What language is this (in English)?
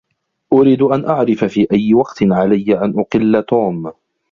Arabic